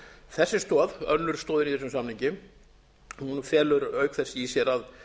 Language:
Icelandic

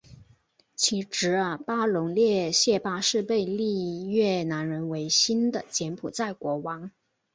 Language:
Chinese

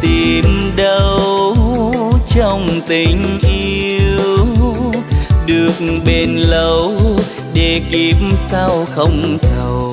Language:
Vietnamese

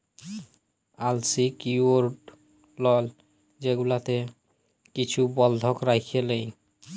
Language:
Bangla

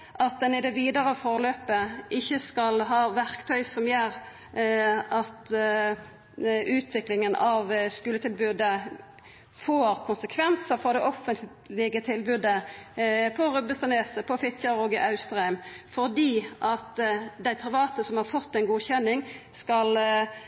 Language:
Norwegian Nynorsk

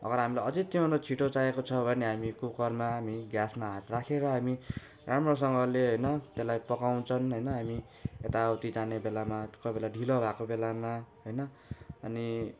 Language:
Nepali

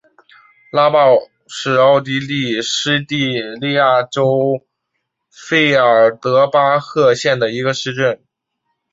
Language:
Chinese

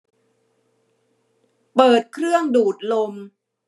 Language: Thai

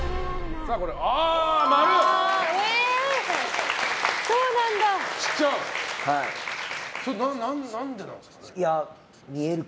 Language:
Japanese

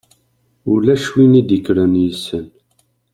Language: Kabyle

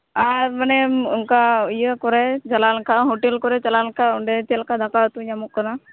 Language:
Santali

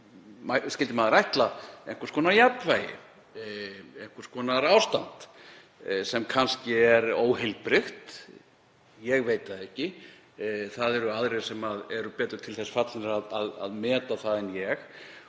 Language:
Icelandic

